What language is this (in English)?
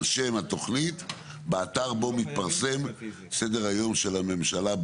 Hebrew